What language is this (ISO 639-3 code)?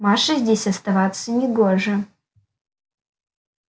rus